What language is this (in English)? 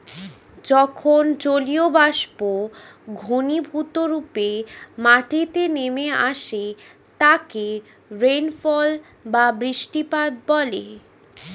Bangla